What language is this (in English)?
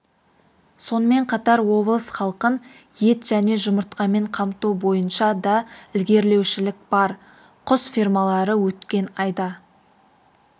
Kazakh